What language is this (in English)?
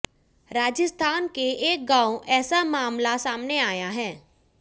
Hindi